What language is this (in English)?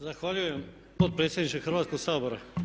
Croatian